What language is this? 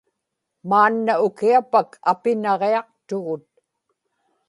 Inupiaq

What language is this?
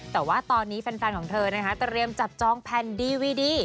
Thai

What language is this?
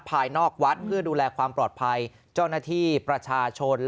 Thai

